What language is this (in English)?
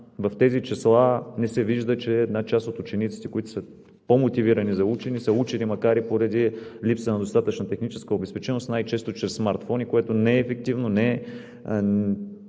Bulgarian